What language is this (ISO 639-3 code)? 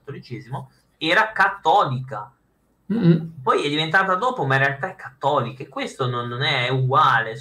ita